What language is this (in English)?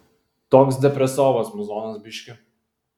Lithuanian